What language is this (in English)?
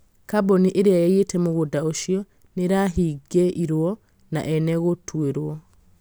Kikuyu